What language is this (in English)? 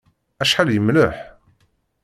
Kabyle